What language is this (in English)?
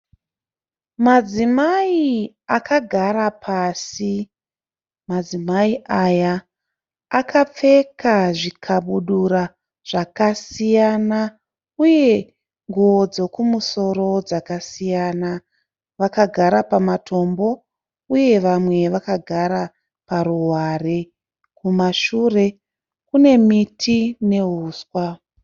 Shona